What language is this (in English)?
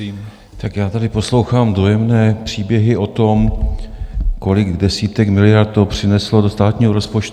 Czech